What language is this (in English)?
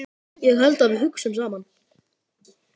Icelandic